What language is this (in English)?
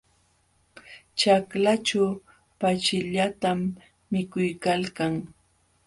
Jauja Wanca Quechua